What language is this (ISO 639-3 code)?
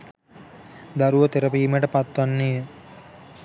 sin